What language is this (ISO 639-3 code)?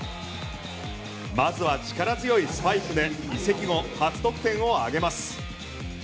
jpn